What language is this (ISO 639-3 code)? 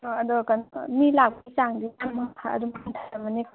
mni